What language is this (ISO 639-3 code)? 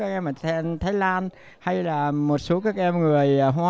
vie